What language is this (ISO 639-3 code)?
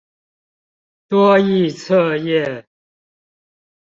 zho